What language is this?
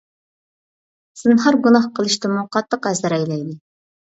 Uyghur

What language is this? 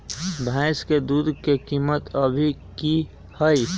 Magahi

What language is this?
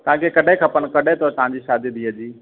Sindhi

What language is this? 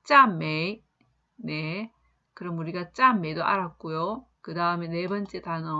Korean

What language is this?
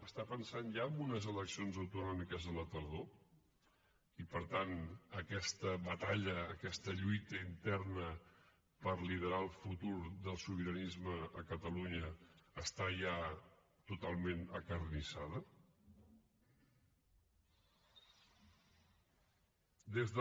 Catalan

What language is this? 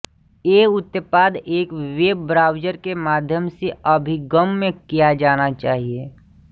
Hindi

